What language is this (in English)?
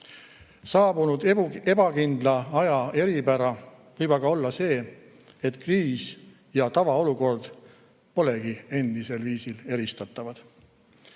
Estonian